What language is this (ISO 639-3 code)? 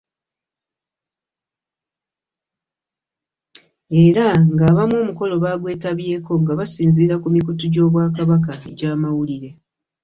lug